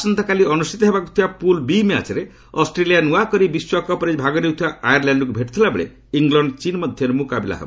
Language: Odia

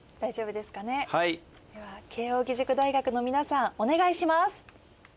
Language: Japanese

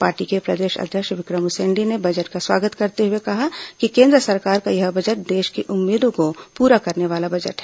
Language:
Hindi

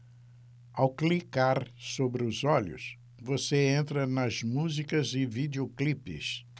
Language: Portuguese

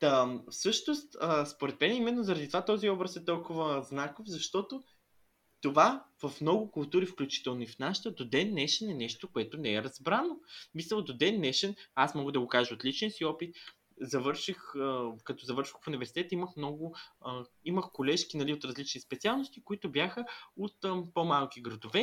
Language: Bulgarian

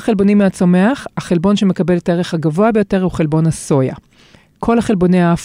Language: Hebrew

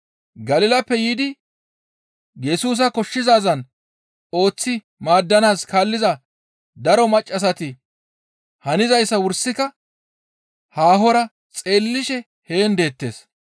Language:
Gamo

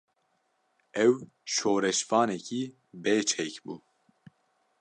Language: Kurdish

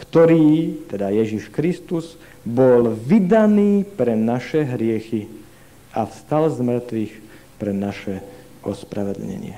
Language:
Slovak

